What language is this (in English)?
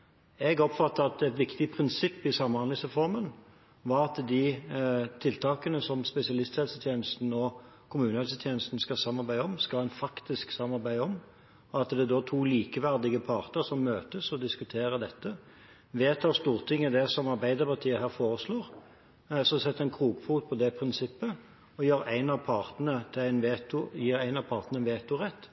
Norwegian Bokmål